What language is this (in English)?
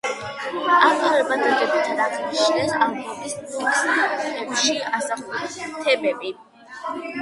Georgian